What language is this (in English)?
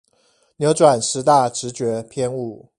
Chinese